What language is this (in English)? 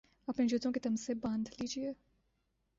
Urdu